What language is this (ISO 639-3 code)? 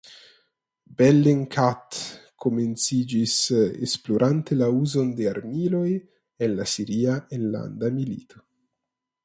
epo